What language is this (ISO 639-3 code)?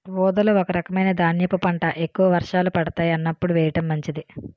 tel